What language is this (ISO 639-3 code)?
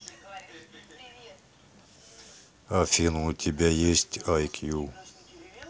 rus